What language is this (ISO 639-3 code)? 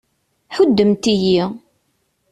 kab